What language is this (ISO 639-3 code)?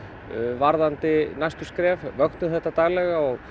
isl